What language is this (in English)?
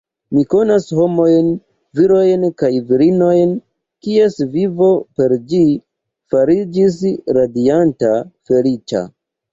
Esperanto